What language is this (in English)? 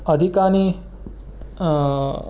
Sanskrit